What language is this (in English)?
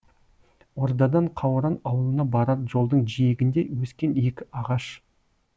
Kazakh